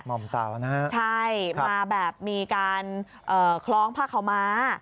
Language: Thai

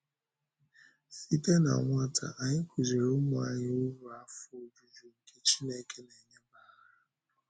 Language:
Igbo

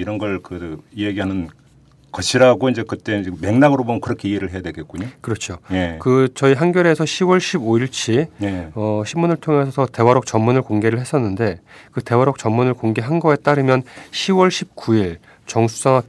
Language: Korean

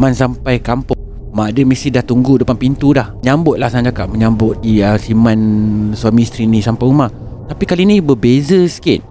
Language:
Malay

